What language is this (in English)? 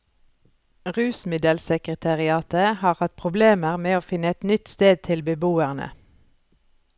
Norwegian